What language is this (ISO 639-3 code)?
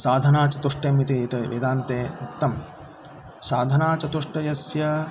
san